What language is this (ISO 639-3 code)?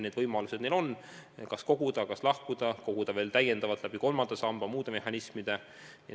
est